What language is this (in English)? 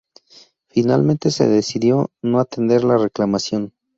Spanish